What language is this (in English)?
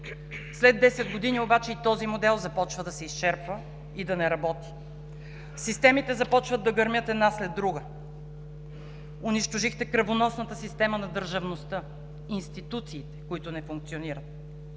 Bulgarian